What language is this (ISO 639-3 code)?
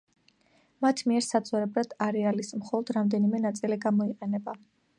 kat